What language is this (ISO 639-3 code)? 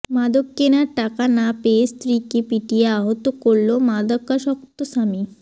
ben